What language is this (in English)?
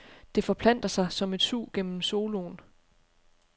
Danish